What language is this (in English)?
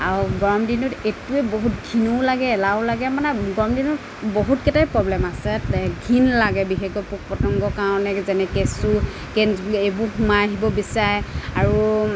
Assamese